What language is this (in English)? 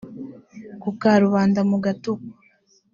Kinyarwanda